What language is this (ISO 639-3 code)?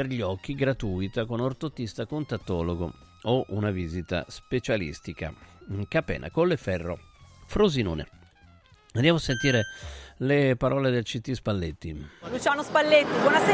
ita